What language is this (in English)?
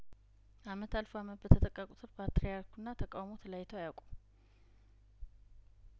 Amharic